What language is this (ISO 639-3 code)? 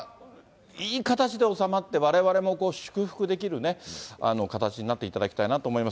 jpn